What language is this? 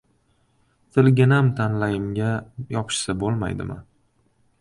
Uzbek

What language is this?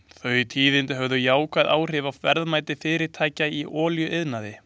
Icelandic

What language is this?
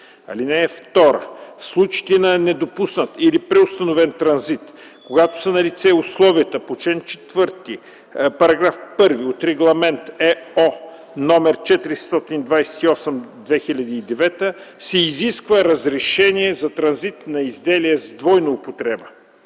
Bulgarian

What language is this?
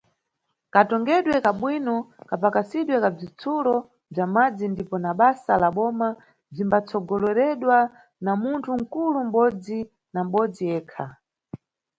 Nyungwe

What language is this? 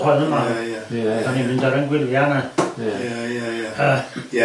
Welsh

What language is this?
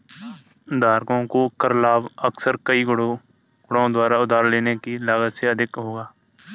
Hindi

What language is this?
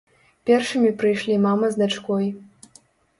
Belarusian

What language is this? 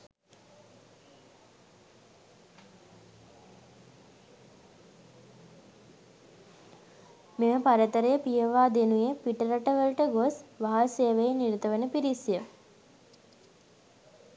Sinhala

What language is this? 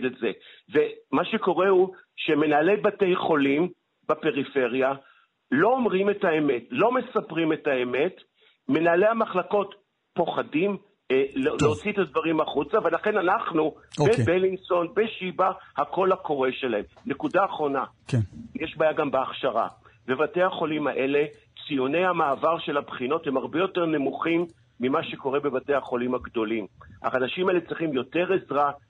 Hebrew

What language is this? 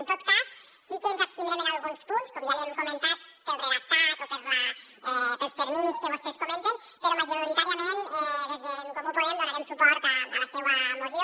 Catalan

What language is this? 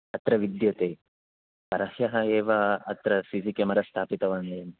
Sanskrit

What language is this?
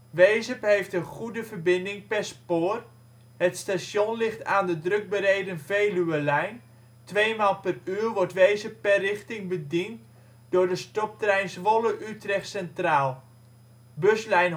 Dutch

